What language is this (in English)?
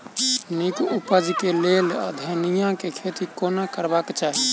Maithili